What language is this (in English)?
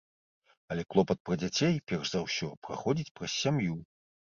Belarusian